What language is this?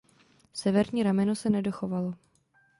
Czech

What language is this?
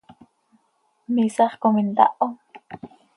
Seri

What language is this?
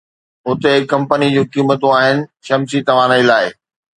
Sindhi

